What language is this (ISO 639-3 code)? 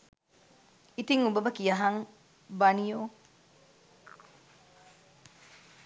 sin